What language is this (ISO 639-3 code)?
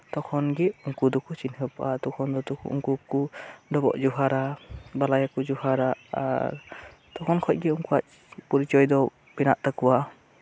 sat